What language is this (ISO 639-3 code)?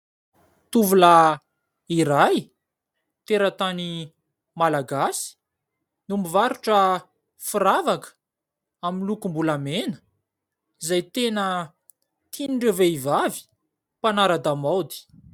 mlg